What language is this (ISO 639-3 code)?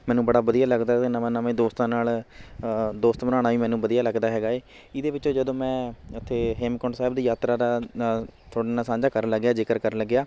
pan